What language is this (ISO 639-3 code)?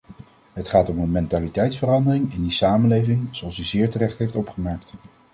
nld